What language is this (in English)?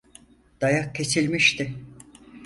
Turkish